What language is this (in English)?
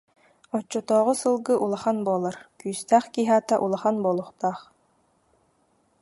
Yakut